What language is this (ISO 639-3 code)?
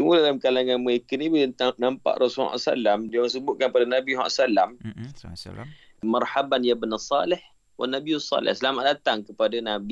msa